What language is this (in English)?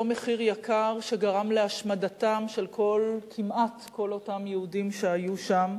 Hebrew